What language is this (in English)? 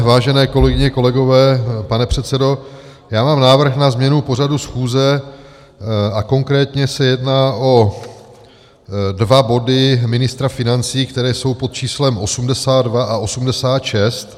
Czech